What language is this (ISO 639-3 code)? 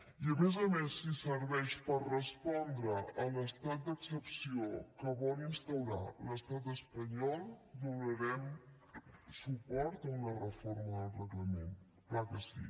cat